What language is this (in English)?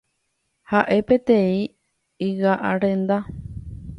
Guarani